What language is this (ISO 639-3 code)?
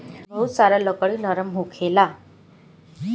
bho